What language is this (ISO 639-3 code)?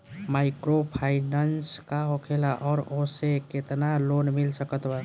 bho